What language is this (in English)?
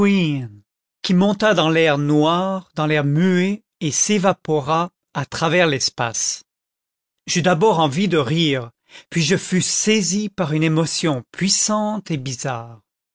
French